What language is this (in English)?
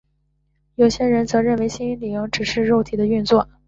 Chinese